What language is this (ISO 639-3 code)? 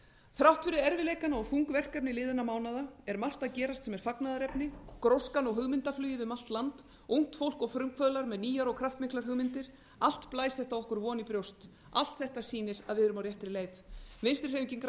isl